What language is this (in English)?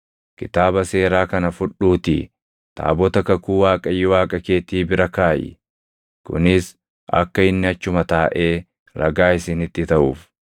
Oromo